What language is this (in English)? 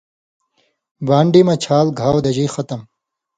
Indus Kohistani